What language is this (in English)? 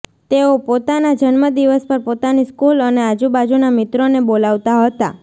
Gujarati